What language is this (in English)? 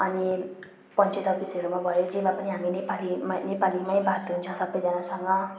Nepali